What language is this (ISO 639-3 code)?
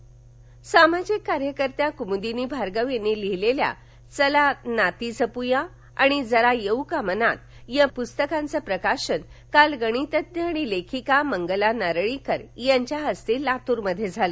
mar